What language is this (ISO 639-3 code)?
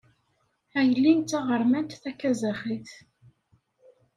kab